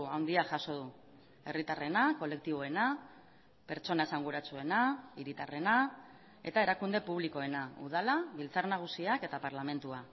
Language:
Basque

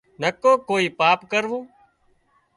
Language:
Wadiyara Koli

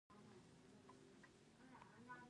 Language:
Pashto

